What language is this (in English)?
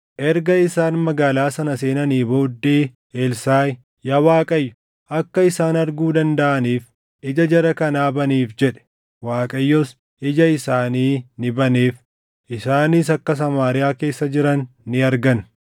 Oromo